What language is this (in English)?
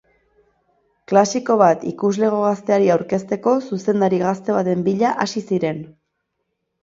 Basque